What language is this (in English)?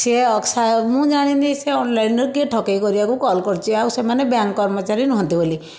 Odia